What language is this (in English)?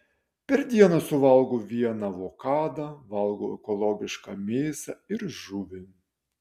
Lithuanian